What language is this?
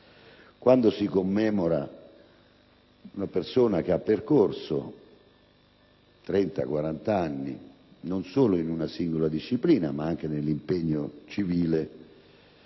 Italian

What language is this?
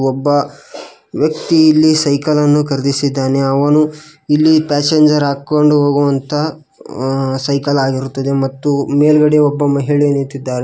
Kannada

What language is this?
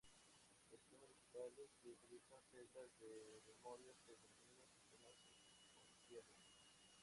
Spanish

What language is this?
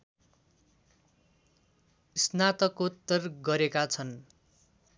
Nepali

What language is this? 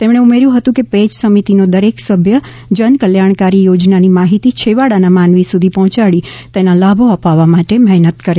Gujarati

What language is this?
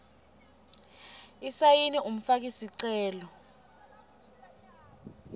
Swati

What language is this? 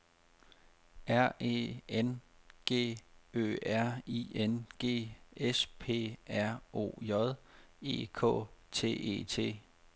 Danish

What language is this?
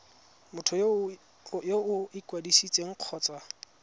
Tswana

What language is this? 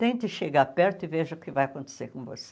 Portuguese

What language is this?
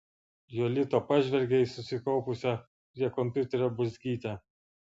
Lithuanian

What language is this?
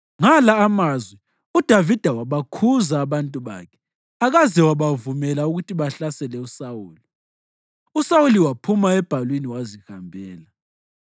North Ndebele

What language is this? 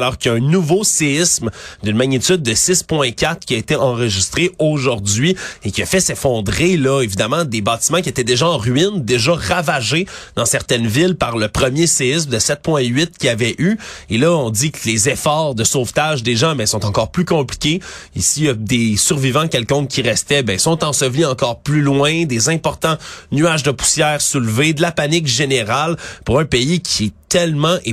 French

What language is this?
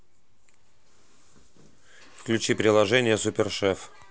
Russian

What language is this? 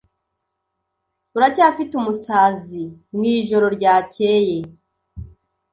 Kinyarwanda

